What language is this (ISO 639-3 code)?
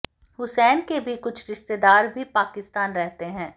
hin